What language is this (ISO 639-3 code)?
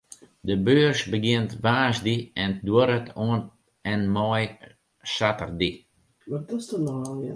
fry